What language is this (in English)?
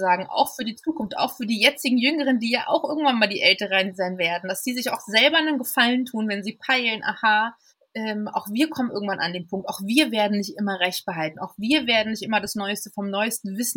German